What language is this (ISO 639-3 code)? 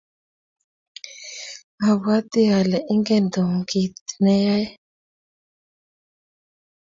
kln